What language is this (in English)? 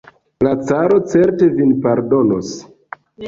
Esperanto